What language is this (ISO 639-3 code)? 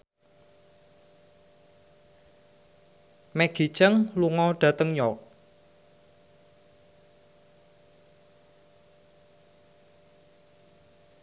jav